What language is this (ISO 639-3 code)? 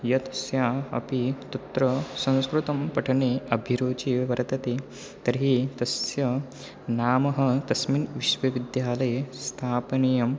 san